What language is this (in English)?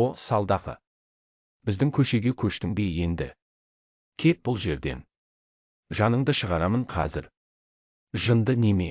Turkish